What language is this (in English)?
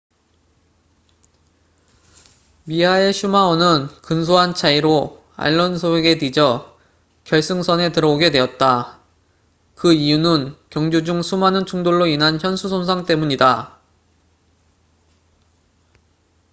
Korean